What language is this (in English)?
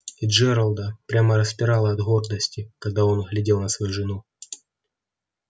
Russian